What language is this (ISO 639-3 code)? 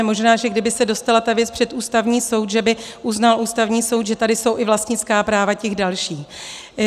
ces